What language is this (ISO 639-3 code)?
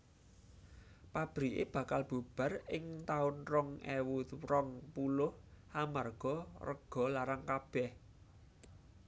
jav